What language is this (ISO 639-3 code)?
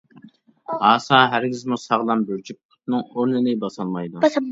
uig